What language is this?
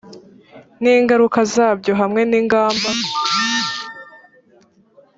Kinyarwanda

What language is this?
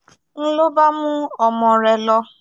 Yoruba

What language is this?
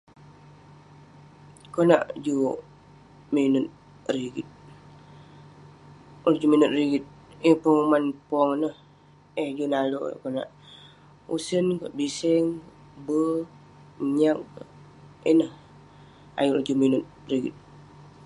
Western Penan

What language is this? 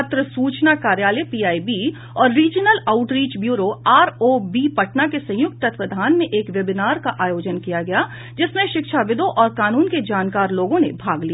Hindi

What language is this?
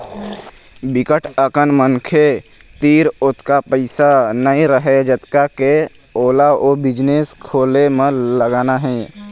Chhattisgarhi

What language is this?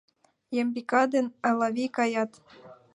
Mari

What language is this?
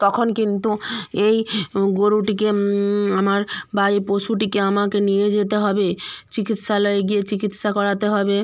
Bangla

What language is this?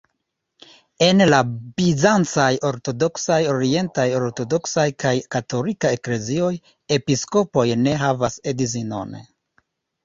Esperanto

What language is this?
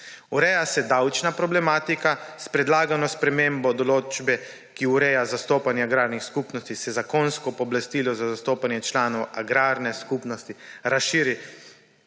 Slovenian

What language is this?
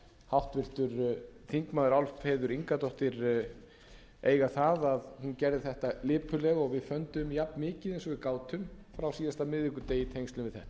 Icelandic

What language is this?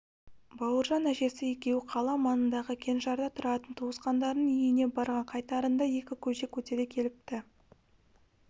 Kazakh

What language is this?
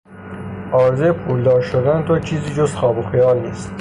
Persian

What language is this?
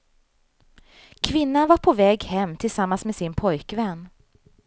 Swedish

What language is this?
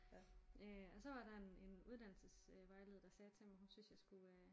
Danish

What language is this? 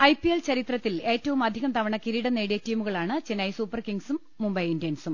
Malayalam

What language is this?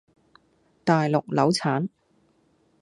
Cantonese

